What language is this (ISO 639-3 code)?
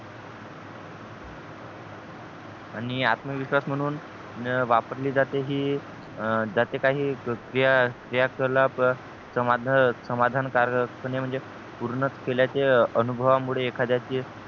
mar